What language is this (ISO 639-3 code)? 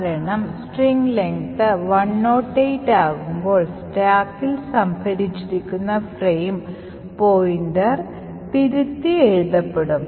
mal